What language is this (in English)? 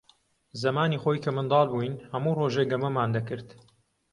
Central Kurdish